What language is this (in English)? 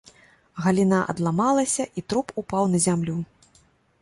Belarusian